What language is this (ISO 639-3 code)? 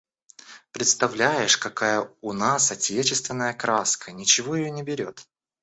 rus